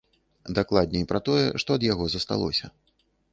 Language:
Belarusian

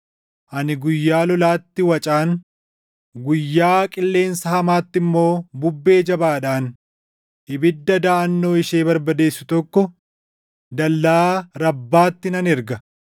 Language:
Oromo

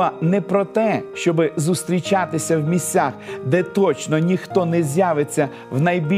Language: Ukrainian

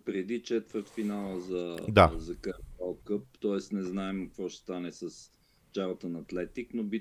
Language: Bulgarian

